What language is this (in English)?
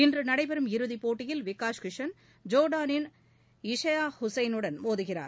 Tamil